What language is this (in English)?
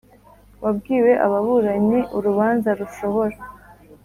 Kinyarwanda